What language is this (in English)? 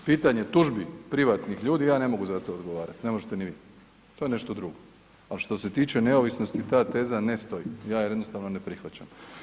Croatian